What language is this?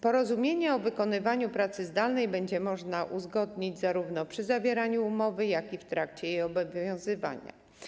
Polish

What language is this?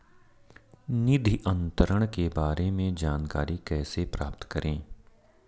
Hindi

